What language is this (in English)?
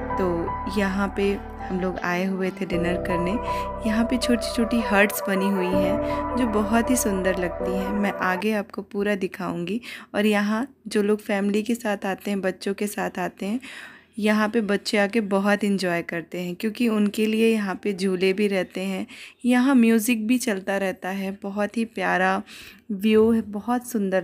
Hindi